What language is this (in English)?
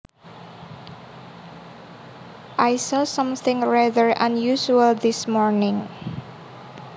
Javanese